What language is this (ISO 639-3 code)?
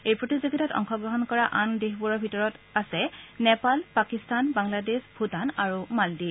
asm